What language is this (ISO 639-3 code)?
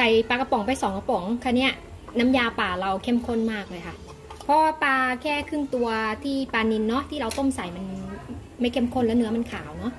tha